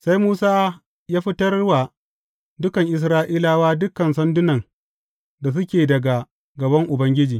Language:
Hausa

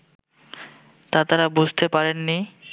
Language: Bangla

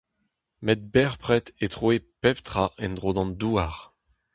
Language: Breton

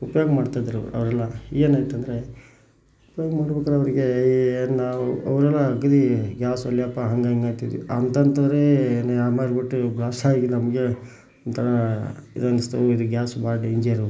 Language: Kannada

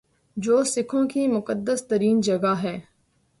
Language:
Urdu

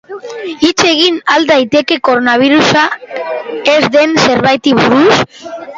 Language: Basque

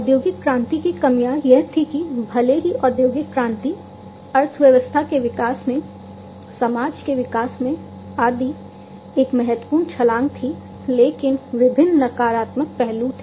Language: Hindi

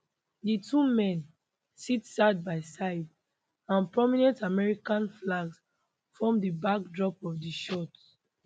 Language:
Nigerian Pidgin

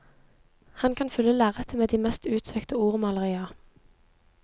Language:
Norwegian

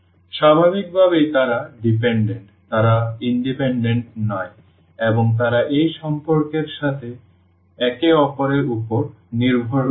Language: Bangla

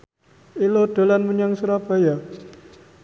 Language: Javanese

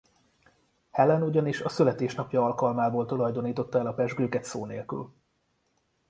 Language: Hungarian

